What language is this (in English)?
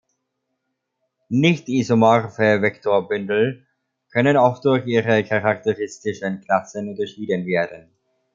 German